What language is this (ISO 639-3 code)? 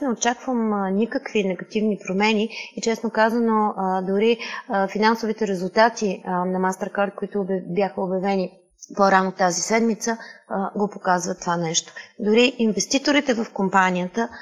bul